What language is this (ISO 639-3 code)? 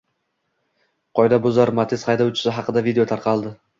uzb